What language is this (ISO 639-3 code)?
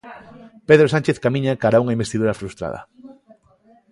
glg